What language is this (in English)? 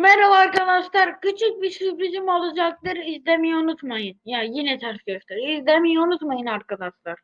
Turkish